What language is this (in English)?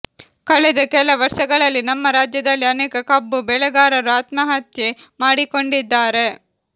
Kannada